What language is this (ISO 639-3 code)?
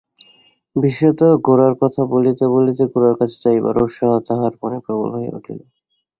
ben